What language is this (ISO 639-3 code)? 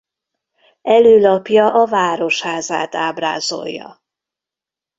hun